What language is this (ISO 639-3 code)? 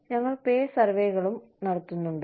mal